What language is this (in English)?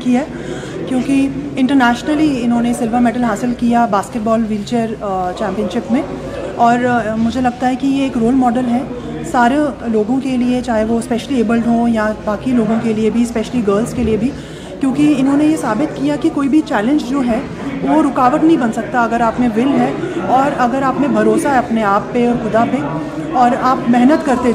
Urdu